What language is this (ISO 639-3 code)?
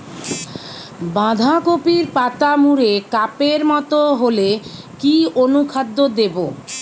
ben